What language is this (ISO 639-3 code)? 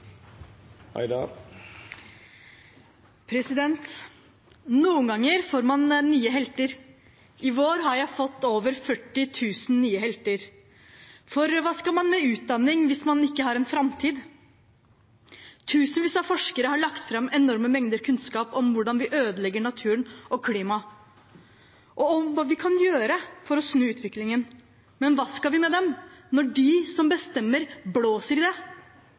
nor